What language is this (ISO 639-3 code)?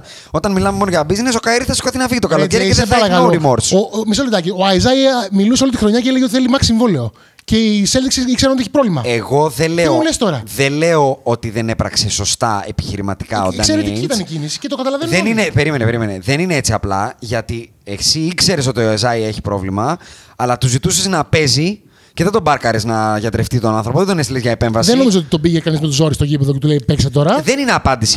ell